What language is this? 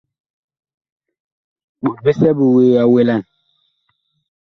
Bakoko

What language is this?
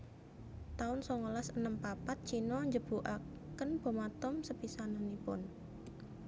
Javanese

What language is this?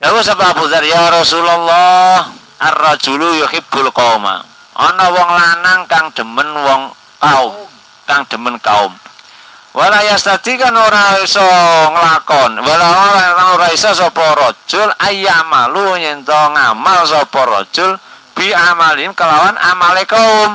Arabic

